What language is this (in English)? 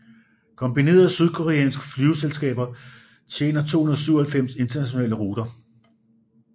Danish